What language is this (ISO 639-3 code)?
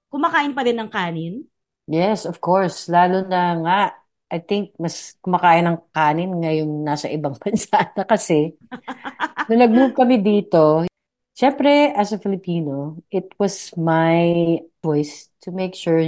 fil